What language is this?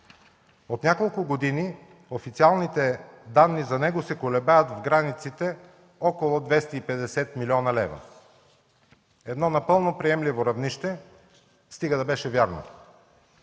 Bulgarian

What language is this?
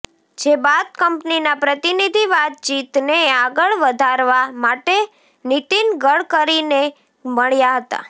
Gujarati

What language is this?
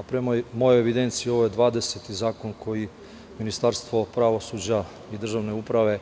Serbian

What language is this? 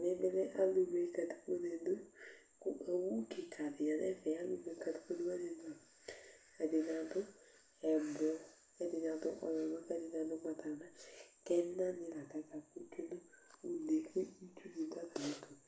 Ikposo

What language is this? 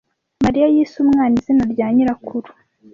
Kinyarwanda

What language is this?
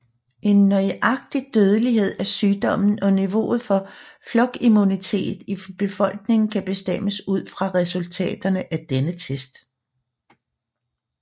Danish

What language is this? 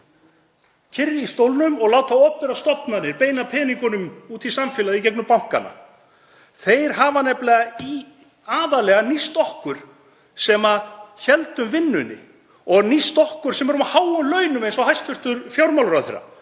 Icelandic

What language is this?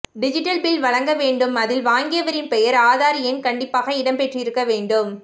Tamil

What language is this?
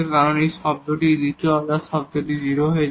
Bangla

